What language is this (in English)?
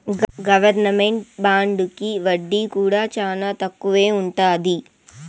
Telugu